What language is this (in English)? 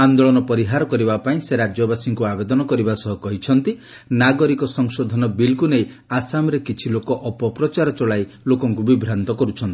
Odia